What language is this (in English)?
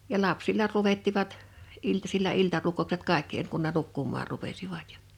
Finnish